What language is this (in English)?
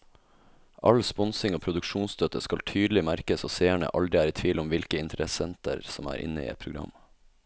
Norwegian